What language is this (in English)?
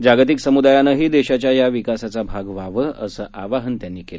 Marathi